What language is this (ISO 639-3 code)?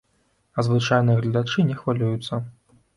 bel